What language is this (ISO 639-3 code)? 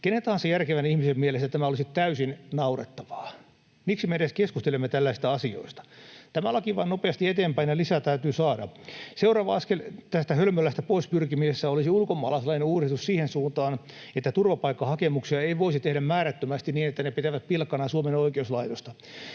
fin